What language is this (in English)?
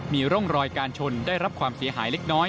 Thai